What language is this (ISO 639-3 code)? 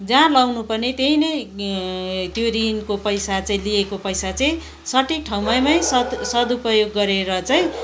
nep